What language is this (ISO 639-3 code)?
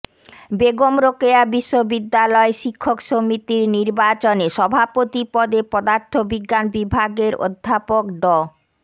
ben